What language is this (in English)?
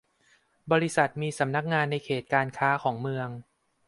Thai